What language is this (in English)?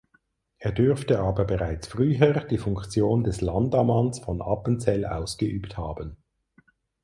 German